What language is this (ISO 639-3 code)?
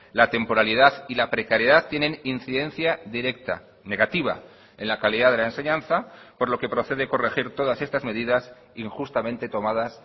spa